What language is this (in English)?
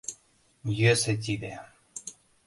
Mari